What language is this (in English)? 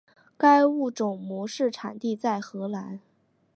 Chinese